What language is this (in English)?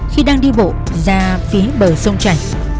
Vietnamese